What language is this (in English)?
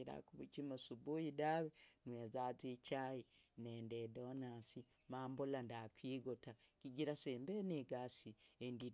Logooli